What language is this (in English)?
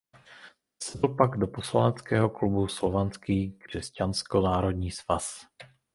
Czech